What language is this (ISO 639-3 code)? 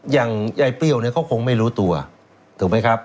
tha